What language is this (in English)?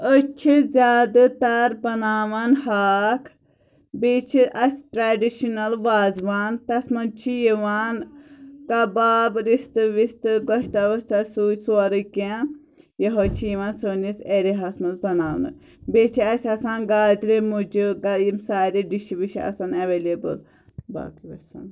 Kashmiri